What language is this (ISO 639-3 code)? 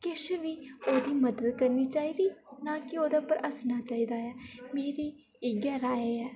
doi